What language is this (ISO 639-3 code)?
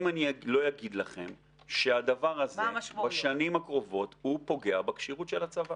heb